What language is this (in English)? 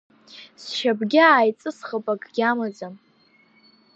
Abkhazian